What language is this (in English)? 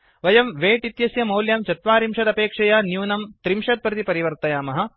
Sanskrit